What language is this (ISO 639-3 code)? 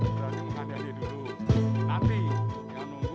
ind